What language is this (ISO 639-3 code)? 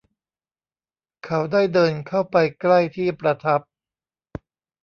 tha